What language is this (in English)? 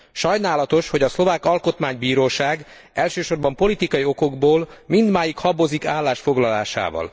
Hungarian